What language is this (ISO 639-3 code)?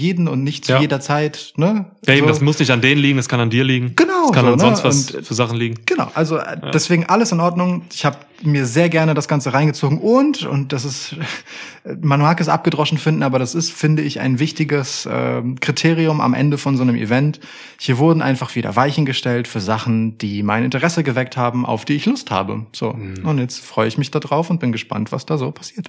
deu